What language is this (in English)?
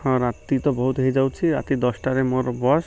Odia